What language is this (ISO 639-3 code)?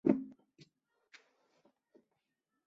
zho